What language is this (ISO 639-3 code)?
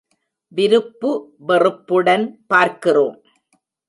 tam